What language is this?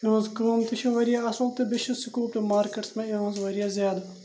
Kashmiri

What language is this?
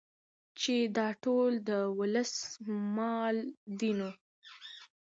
Pashto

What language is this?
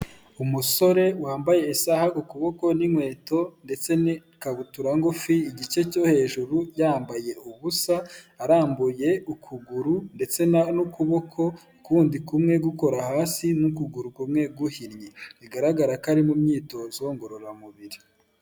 Kinyarwanda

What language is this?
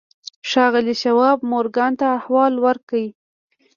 Pashto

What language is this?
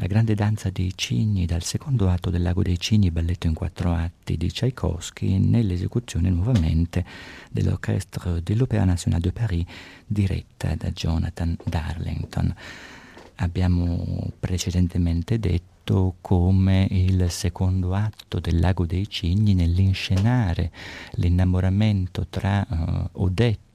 Italian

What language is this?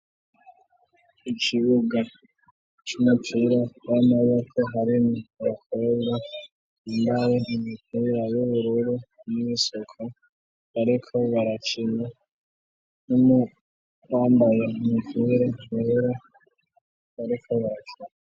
Rundi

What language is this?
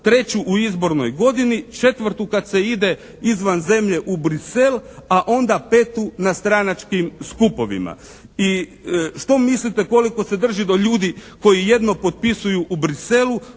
Croatian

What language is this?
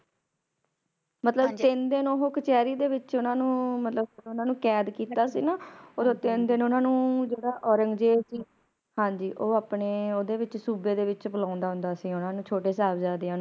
Punjabi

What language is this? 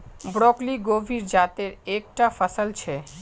Magahi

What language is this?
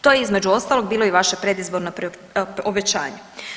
Croatian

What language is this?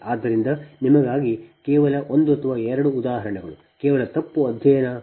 Kannada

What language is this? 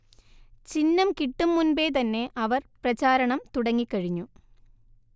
Malayalam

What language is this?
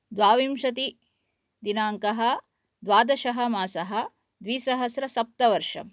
Sanskrit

